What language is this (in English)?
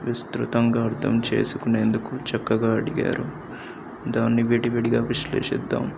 Telugu